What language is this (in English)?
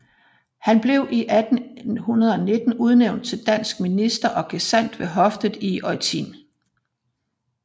Danish